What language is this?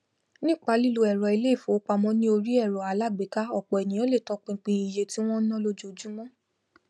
Yoruba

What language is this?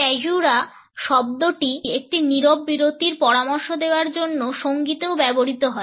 Bangla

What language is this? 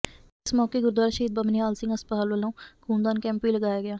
Punjabi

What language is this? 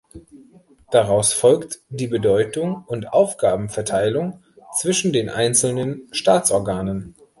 German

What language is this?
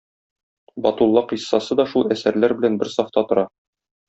Tatar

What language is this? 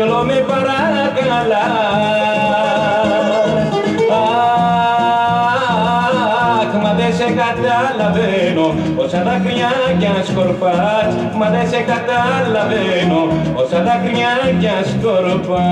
Greek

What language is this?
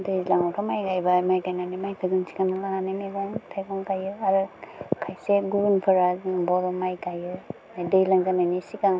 Bodo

